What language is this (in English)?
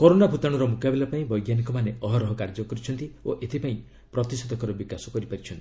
Odia